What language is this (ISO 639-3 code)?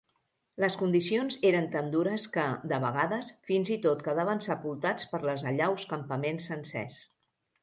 cat